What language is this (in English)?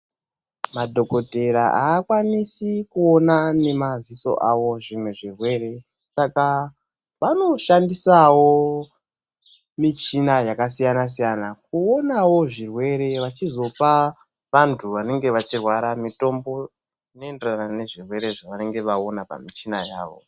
Ndau